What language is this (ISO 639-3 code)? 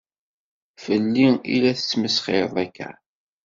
kab